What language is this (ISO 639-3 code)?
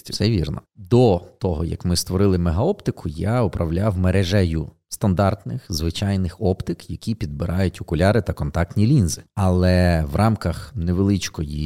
ukr